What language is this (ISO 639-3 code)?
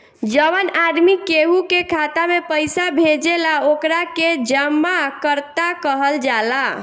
bho